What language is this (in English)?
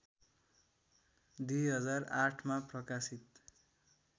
Nepali